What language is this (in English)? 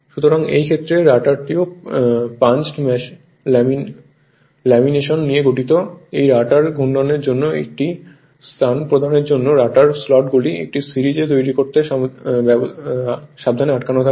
Bangla